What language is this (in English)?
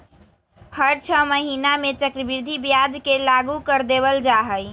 Magahi